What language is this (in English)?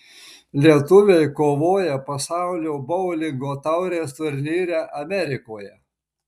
Lithuanian